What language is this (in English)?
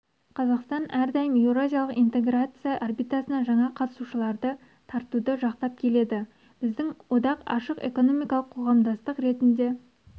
Kazakh